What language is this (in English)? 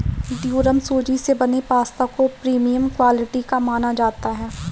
Hindi